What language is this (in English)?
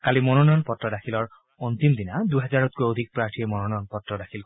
Assamese